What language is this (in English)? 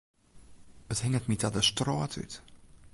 Western Frisian